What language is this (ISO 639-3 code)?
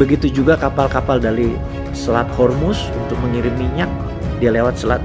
ind